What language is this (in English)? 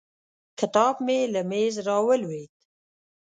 Pashto